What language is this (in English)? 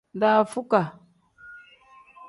Tem